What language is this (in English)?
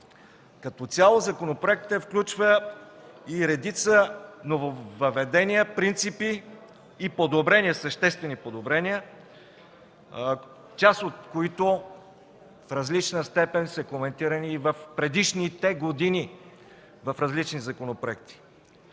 Bulgarian